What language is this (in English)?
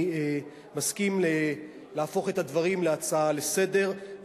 Hebrew